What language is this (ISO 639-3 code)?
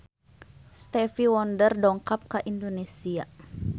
sun